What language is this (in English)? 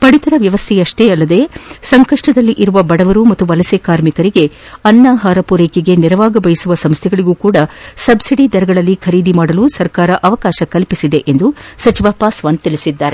Kannada